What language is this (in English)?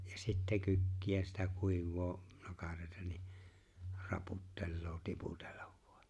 Finnish